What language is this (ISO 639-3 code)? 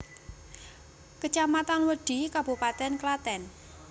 jav